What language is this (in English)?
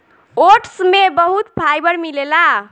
Bhojpuri